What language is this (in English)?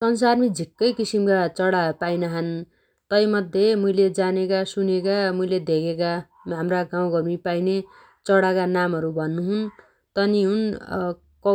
Dotyali